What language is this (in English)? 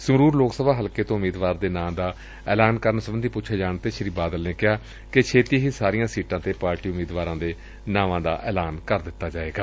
Punjabi